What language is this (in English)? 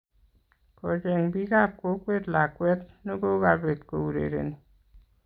Kalenjin